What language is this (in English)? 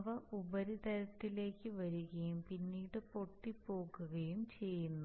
Malayalam